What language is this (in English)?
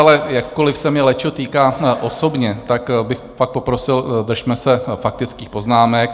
Czech